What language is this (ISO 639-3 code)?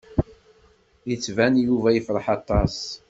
kab